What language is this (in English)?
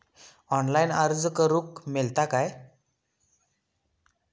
Marathi